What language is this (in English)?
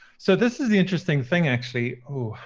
English